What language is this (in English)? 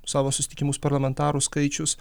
Lithuanian